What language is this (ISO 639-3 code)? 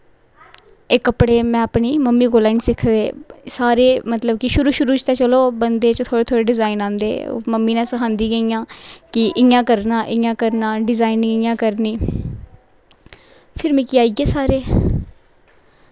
doi